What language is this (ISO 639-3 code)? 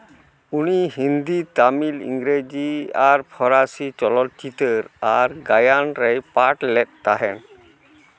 sat